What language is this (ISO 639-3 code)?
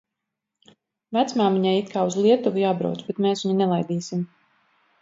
lav